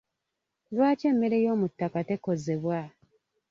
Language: Ganda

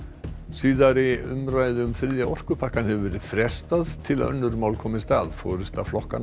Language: Icelandic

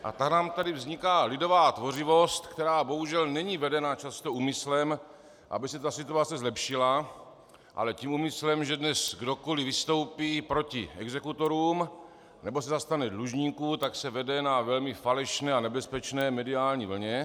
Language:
Czech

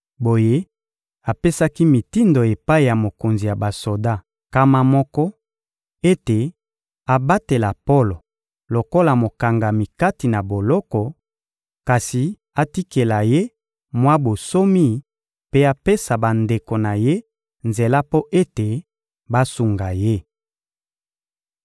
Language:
Lingala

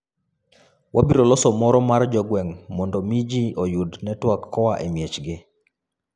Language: Luo (Kenya and Tanzania)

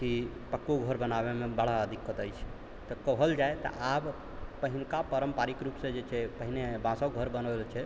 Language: Maithili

